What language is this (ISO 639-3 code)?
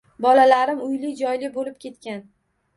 uzb